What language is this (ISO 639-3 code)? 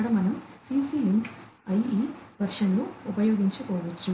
tel